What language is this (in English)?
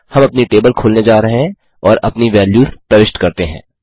Hindi